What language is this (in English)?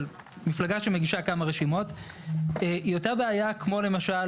Hebrew